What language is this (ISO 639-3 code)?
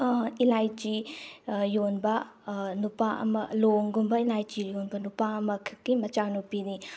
mni